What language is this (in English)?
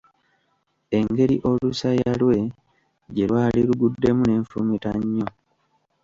Ganda